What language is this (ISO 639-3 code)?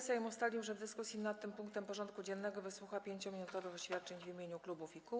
pol